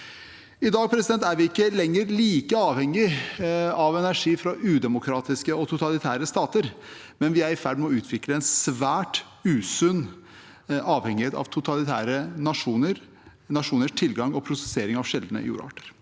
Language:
Norwegian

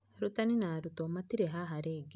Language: Kikuyu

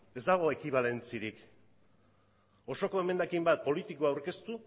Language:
Basque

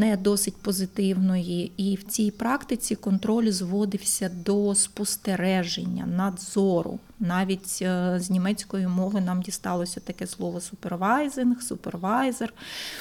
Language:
Ukrainian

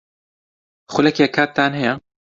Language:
Central Kurdish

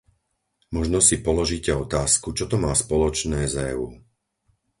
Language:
Slovak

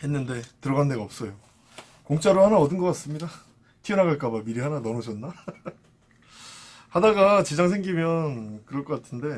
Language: Korean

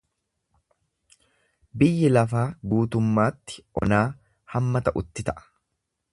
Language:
Oromo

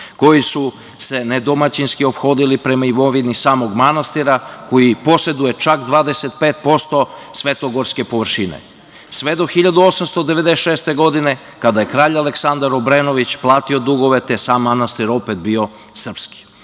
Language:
Serbian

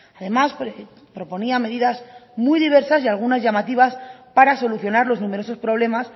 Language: Spanish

